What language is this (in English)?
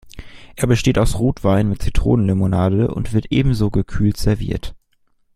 German